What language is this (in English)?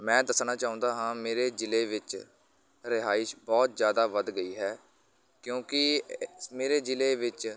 Punjabi